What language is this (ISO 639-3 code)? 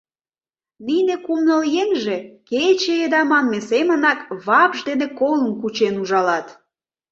chm